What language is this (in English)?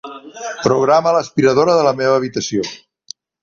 Catalan